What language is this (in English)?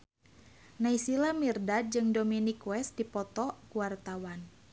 Sundanese